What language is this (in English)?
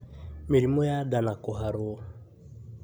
Kikuyu